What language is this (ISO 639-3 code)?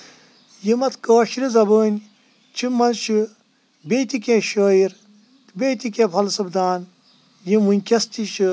kas